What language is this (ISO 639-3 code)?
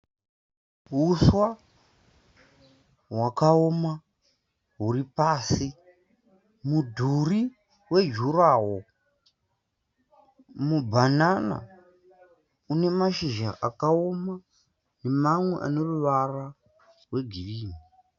sna